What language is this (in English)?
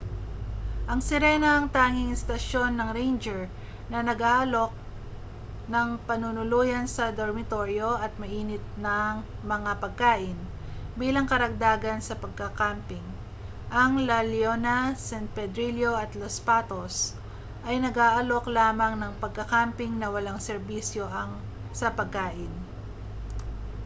Filipino